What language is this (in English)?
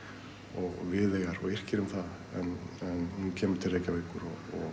Icelandic